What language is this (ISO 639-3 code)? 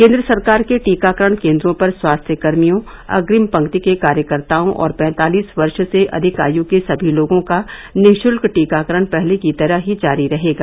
hin